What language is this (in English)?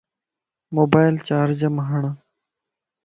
Lasi